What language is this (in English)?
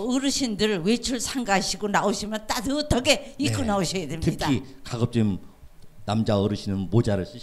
Korean